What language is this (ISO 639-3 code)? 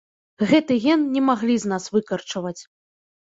bel